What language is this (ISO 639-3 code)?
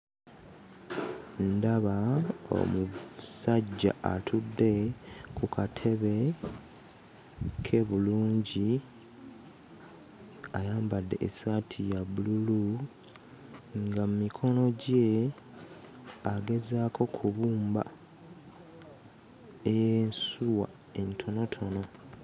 lug